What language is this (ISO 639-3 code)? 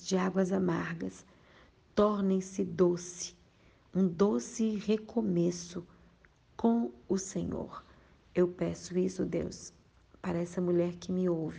por